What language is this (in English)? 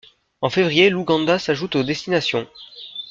French